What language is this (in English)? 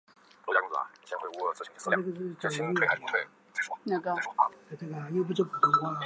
Chinese